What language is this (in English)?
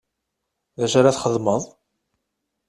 Kabyle